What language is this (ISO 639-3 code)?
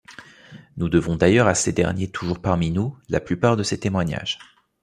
fra